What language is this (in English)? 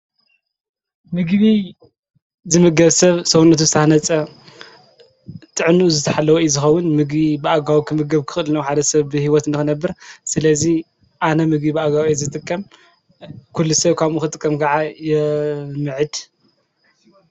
Tigrinya